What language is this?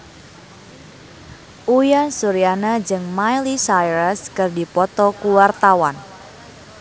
Sundanese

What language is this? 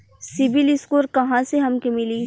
Bhojpuri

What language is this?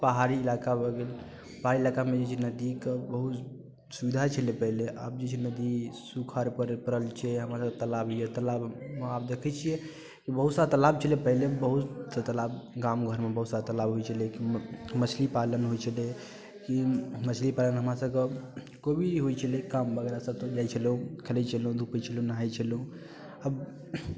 Maithili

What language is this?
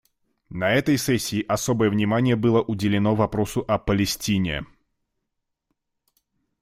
Russian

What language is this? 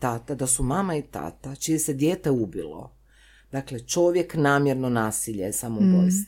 Croatian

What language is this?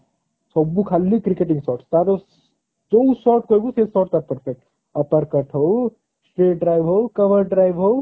Odia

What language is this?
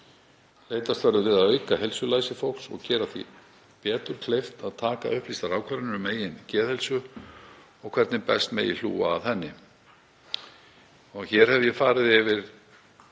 Icelandic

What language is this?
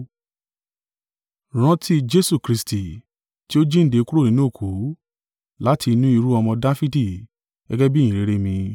Yoruba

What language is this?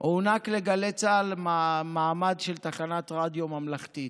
Hebrew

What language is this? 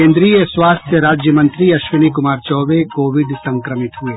Hindi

